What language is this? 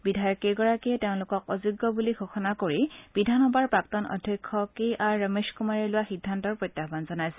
Assamese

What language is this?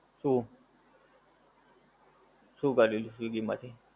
Gujarati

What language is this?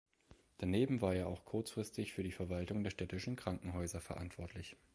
German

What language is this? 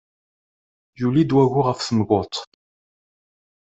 Kabyle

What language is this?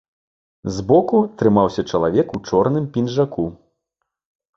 Belarusian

